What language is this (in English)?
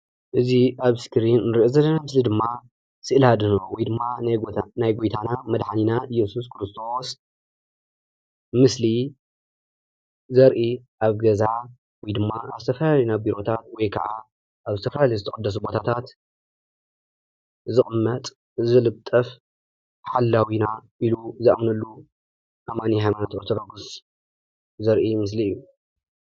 Tigrinya